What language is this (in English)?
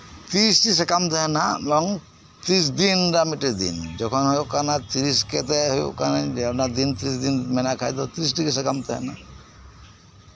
Santali